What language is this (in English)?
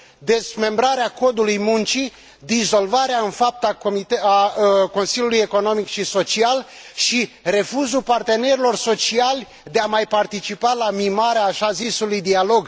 Romanian